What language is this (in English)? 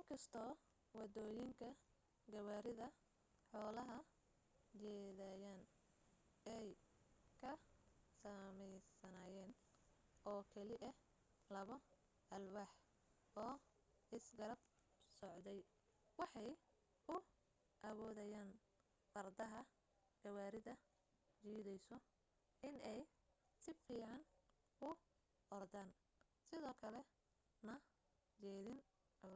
Somali